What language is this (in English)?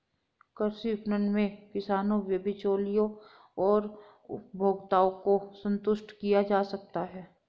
Hindi